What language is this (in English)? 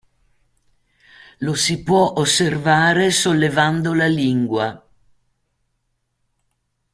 Italian